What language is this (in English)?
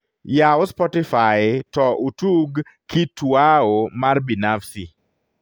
Luo (Kenya and Tanzania)